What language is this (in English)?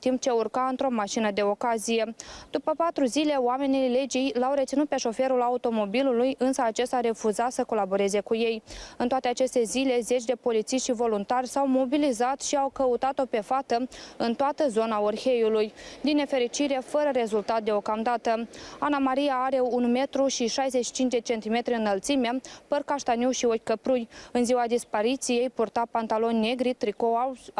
Romanian